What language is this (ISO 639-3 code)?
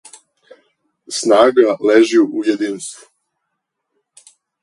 srp